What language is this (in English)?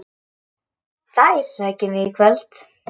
Icelandic